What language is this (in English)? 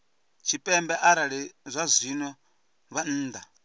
Venda